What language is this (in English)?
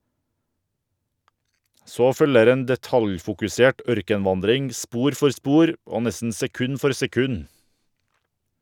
Norwegian